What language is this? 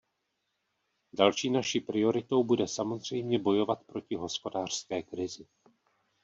Czech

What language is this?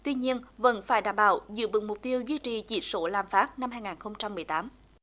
Vietnamese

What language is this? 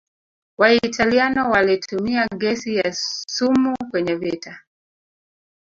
Swahili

